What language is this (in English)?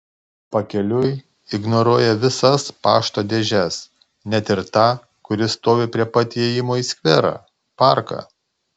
Lithuanian